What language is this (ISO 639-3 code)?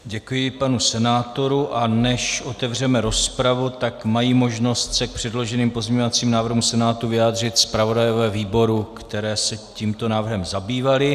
ces